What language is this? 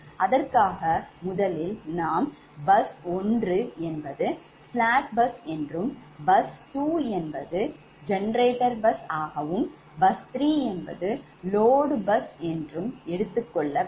Tamil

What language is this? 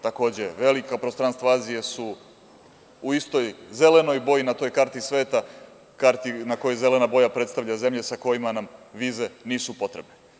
Serbian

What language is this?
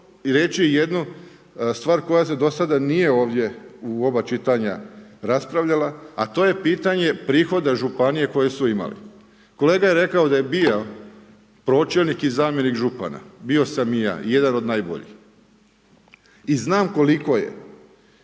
Croatian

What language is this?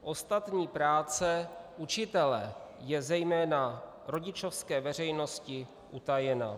Czech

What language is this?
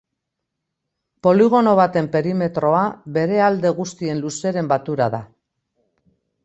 Basque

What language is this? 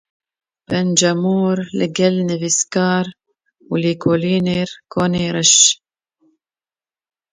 Kurdish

